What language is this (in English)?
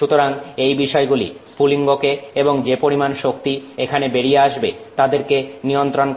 Bangla